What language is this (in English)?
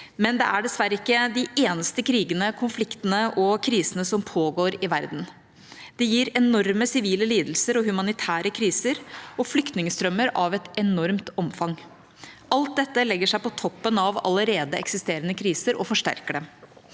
Norwegian